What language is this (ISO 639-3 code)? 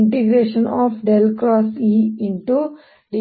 kan